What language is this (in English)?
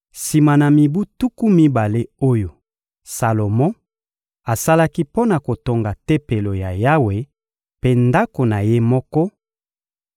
Lingala